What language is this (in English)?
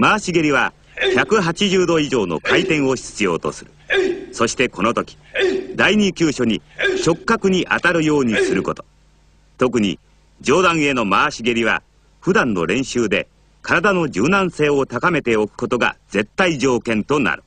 Japanese